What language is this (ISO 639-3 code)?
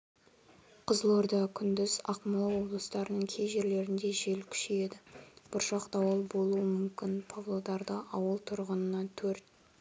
kaz